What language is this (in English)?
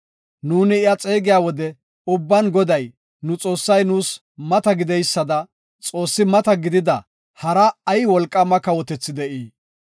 Gofa